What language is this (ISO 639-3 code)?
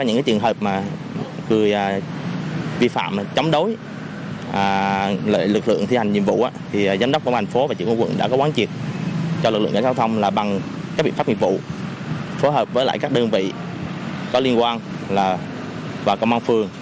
vie